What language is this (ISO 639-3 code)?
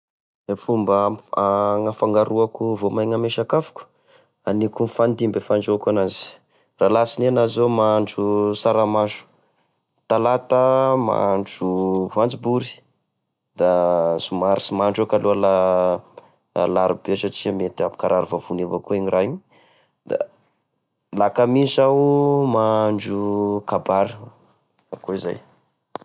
tkg